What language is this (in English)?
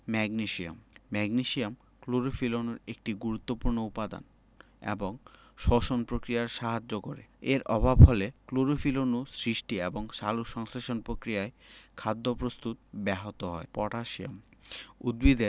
Bangla